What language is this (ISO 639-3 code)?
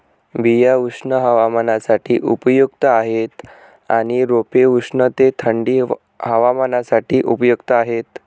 mar